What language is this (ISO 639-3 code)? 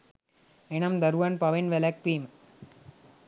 sin